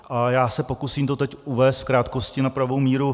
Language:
Czech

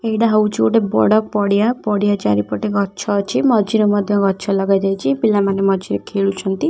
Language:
Odia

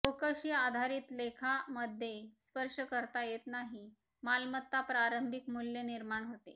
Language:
Marathi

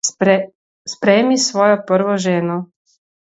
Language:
Slovenian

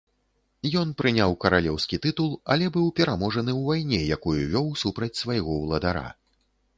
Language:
Belarusian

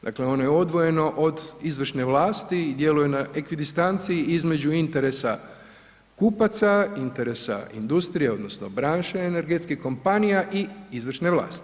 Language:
Croatian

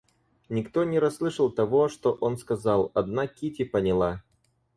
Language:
Russian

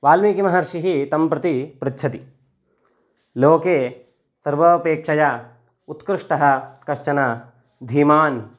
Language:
Sanskrit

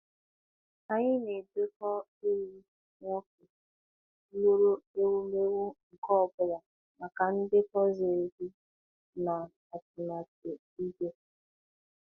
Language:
Igbo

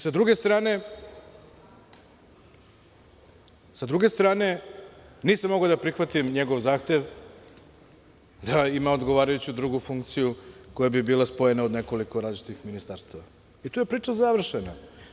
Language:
Serbian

